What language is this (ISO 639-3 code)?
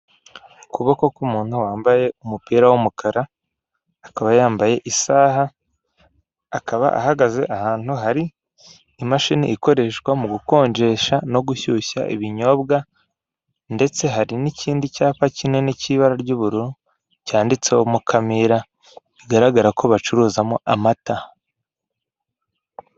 kin